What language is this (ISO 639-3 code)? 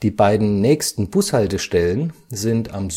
deu